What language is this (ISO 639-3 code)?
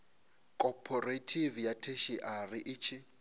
ven